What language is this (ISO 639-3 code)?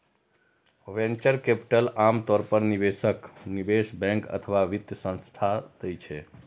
mai